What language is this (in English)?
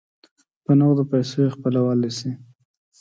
Pashto